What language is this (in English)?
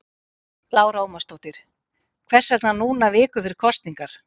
Icelandic